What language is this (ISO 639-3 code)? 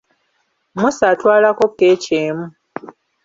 lug